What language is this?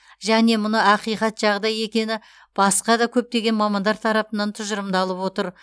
Kazakh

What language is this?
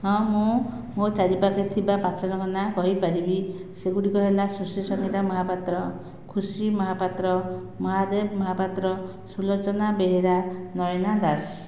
Odia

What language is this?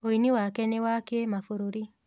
Kikuyu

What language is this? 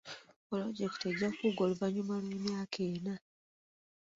Ganda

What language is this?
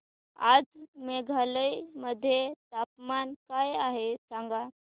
Marathi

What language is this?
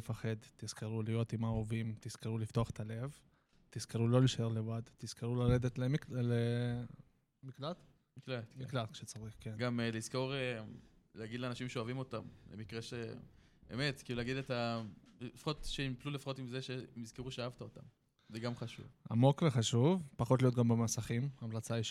Hebrew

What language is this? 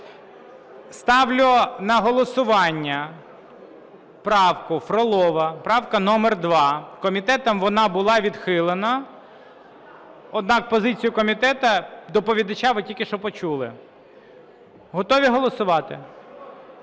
Ukrainian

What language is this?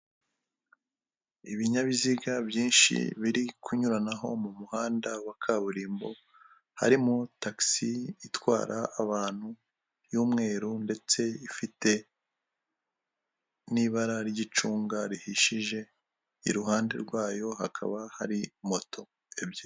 Kinyarwanda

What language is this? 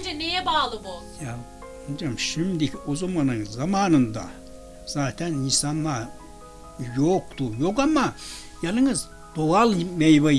Turkish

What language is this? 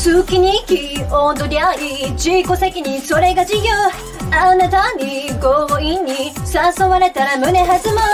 Japanese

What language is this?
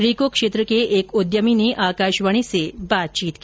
Hindi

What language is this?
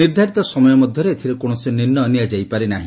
Odia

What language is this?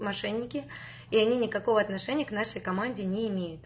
Russian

